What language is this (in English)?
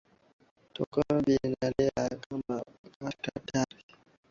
Swahili